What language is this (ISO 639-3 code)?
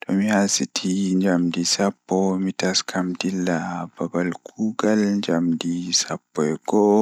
ful